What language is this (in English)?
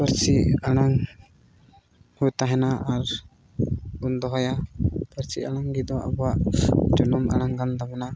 Santali